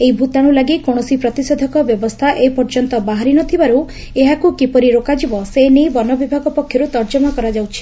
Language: Odia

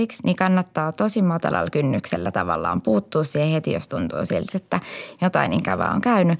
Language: Finnish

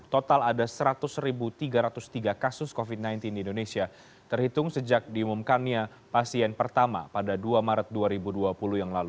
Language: Indonesian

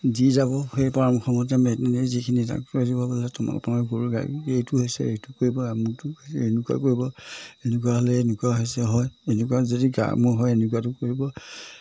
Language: Assamese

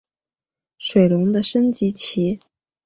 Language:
Chinese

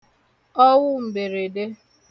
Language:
Igbo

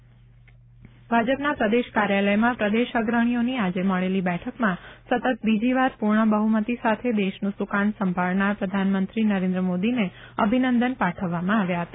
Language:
Gujarati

